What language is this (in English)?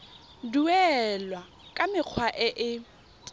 Tswana